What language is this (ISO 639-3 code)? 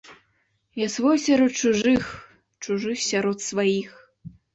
bel